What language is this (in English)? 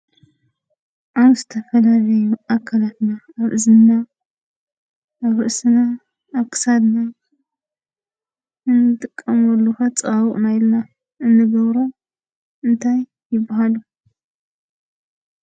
Tigrinya